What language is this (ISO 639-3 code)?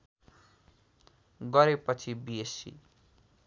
nep